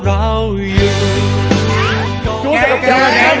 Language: Thai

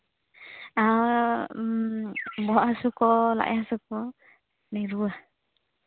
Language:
Santali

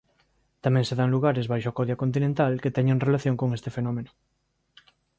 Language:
Galician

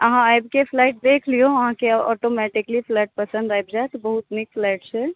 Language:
Maithili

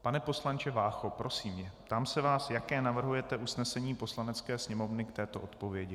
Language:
Czech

